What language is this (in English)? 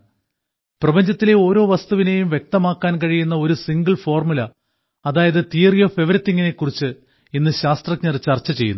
Malayalam